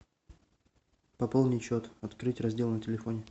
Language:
Russian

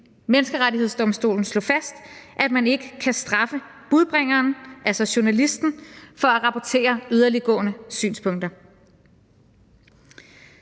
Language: Danish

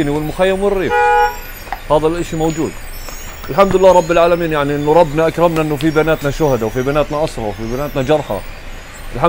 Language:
Arabic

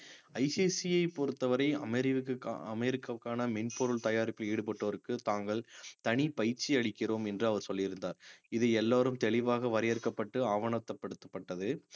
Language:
Tamil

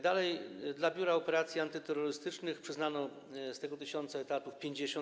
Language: Polish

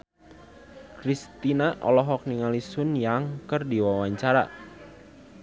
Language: Sundanese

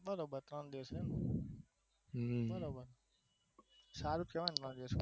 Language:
Gujarati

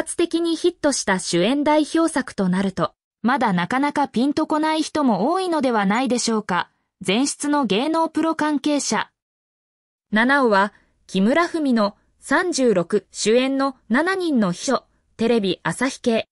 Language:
Japanese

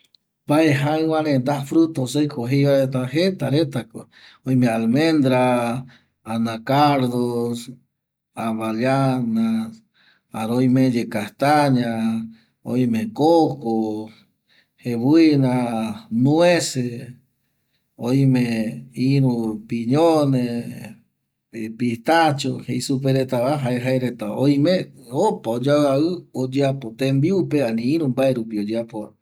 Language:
Eastern Bolivian Guaraní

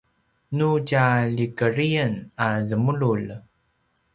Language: Paiwan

